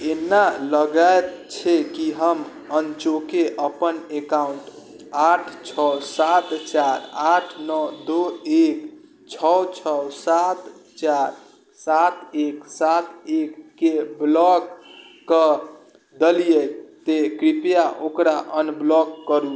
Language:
Maithili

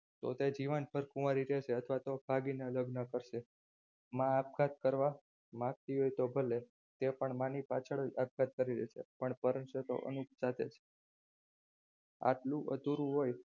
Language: Gujarati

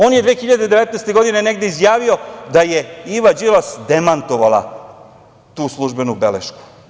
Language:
Serbian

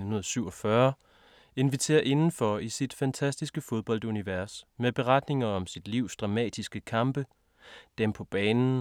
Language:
Danish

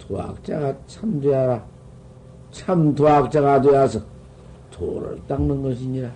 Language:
Korean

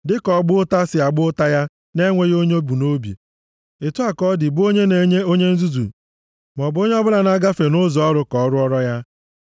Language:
Igbo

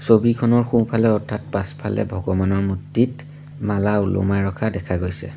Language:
Assamese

